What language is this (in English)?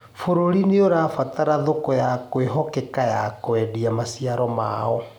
Kikuyu